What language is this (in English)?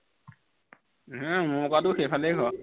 Assamese